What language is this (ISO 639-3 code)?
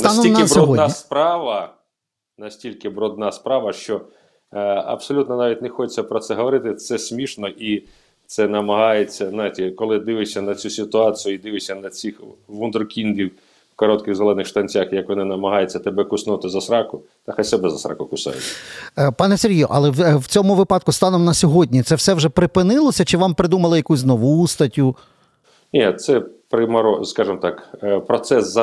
ukr